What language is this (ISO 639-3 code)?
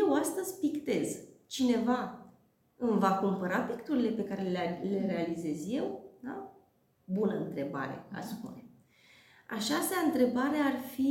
ron